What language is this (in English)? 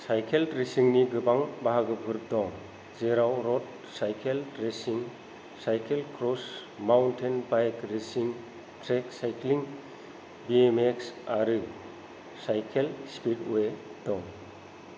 Bodo